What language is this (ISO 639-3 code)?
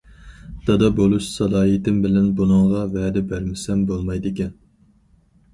uig